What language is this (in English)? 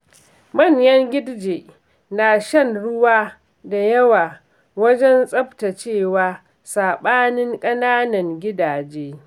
Hausa